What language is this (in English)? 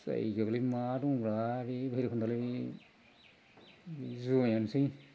Bodo